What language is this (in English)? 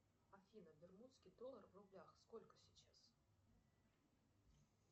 Russian